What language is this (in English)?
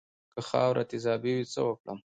Pashto